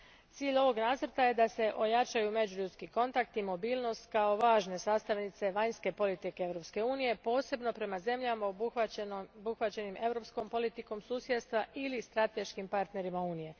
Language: Croatian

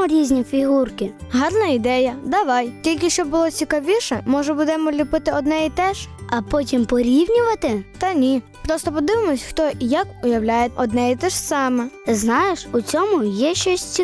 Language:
Ukrainian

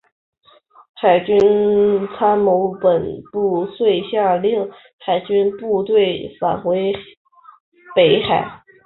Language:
Chinese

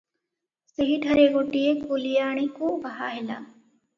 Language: Odia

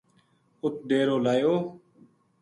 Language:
Gujari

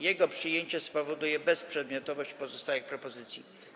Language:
Polish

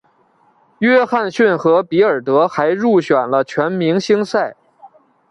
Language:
Chinese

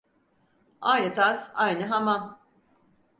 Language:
Turkish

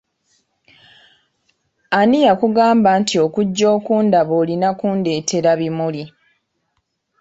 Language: Ganda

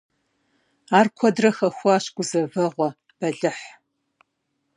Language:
Kabardian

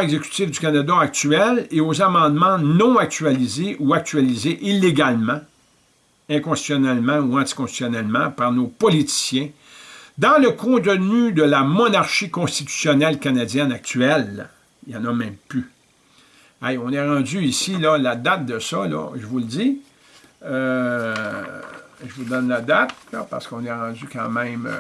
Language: French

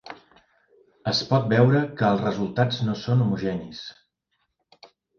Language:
Catalan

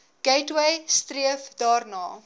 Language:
Afrikaans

